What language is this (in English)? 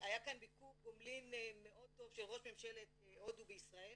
Hebrew